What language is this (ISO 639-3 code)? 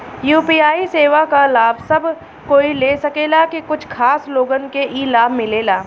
bho